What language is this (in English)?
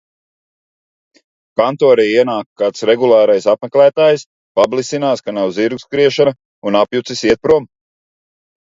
Latvian